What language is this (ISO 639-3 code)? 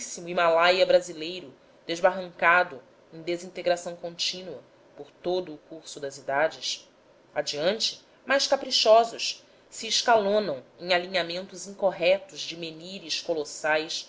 por